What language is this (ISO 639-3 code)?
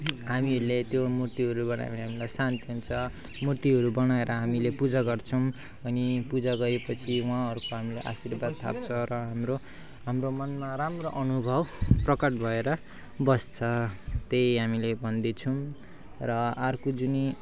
nep